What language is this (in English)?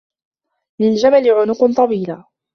Arabic